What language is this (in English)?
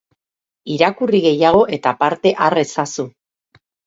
Basque